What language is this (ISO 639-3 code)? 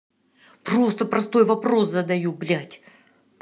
rus